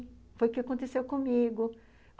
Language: Portuguese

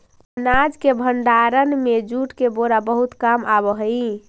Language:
Magahi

